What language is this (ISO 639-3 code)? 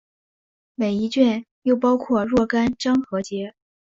zho